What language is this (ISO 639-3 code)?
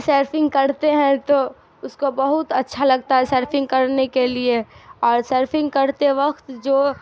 urd